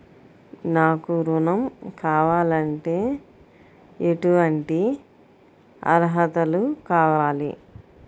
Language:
Telugu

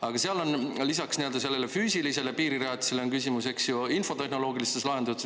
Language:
Estonian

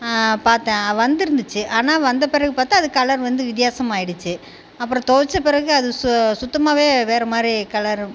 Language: Tamil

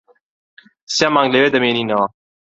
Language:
Central Kurdish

